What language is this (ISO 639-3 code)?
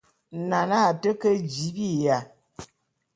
bum